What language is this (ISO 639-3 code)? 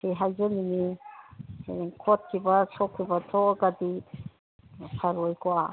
mni